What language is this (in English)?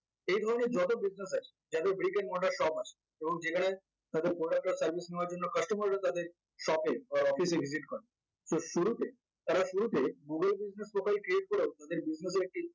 Bangla